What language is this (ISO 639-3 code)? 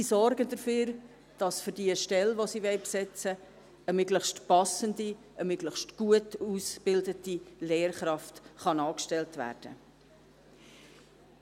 gsw